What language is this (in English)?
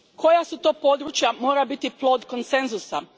Croatian